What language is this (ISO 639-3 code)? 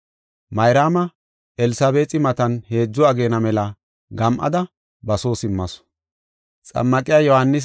gof